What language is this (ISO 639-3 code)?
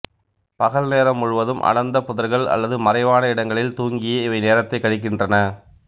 tam